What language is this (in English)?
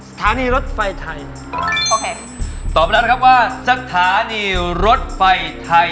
Thai